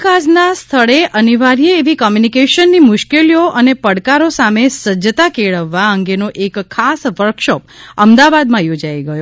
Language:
Gujarati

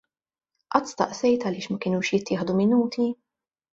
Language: Maltese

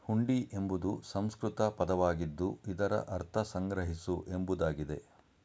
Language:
Kannada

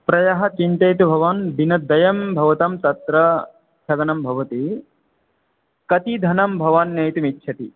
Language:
Sanskrit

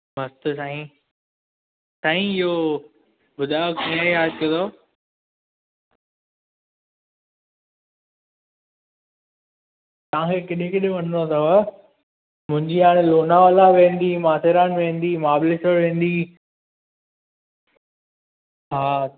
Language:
Sindhi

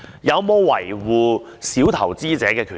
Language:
Cantonese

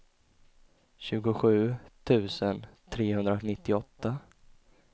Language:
Swedish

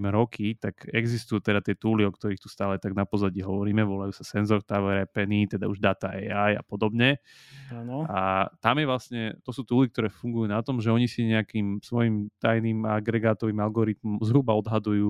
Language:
Slovak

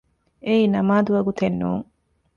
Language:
Divehi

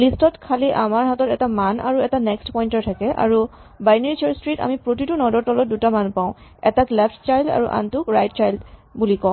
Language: Assamese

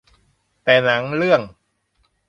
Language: Thai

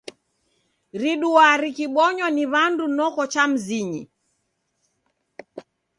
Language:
Taita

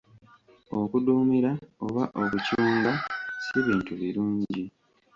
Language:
Ganda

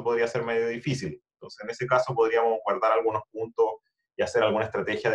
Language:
Spanish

